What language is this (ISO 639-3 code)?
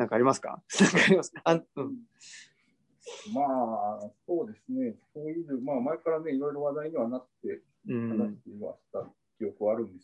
jpn